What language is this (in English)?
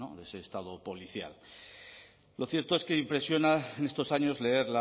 Spanish